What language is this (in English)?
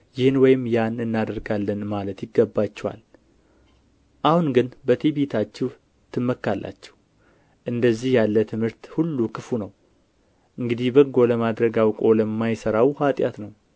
Amharic